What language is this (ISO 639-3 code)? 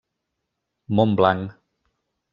cat